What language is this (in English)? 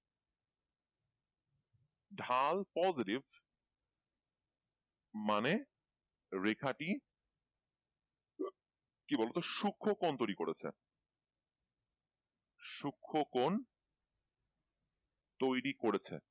Bangla